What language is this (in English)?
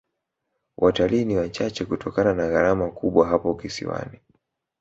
Swahili